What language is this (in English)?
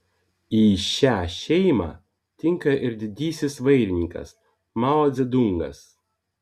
Lithuanian